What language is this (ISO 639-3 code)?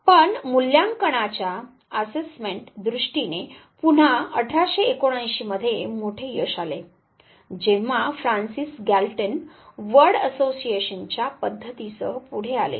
mar